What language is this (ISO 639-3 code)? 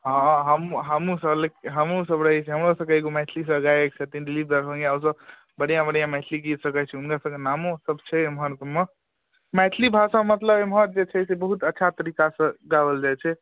mai